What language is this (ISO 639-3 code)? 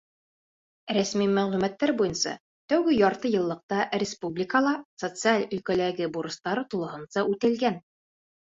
bak